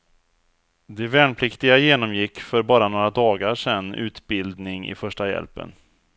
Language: Swedish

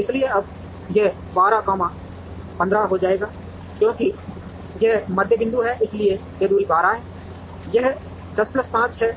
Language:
Hindi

